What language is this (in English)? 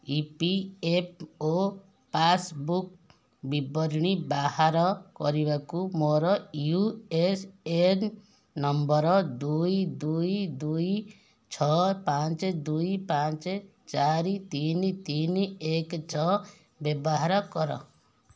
Odia